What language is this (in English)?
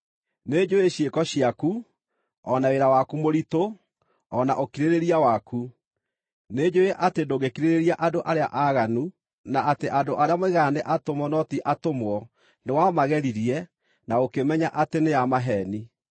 Kikuyu